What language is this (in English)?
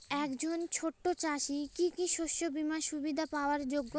Bangla